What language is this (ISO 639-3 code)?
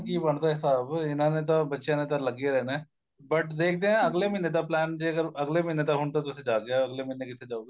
pan